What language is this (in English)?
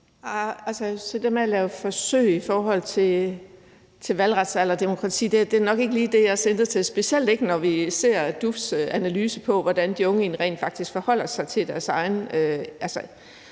Danish